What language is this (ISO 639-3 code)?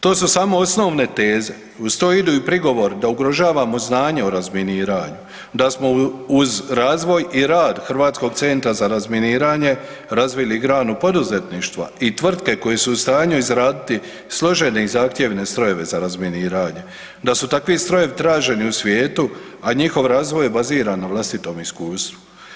hrv